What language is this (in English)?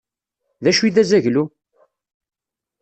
Kabyle